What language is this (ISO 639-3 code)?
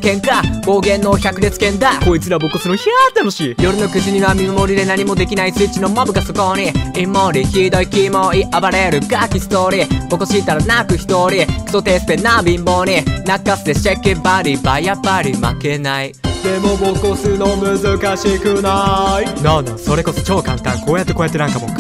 jpn